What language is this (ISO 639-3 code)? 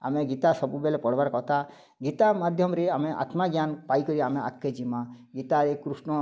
ori